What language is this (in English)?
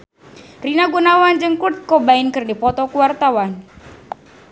Sundanese